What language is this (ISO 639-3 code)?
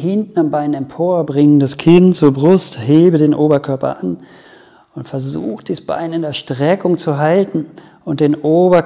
deu